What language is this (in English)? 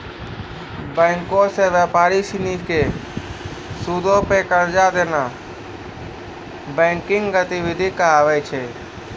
Maithili